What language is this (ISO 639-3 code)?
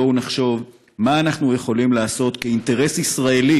heb